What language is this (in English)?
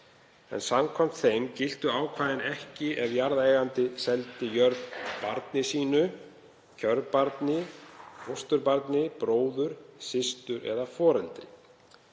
Icelandic